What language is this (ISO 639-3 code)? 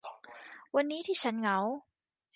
tha